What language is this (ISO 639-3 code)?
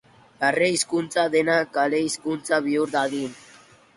eus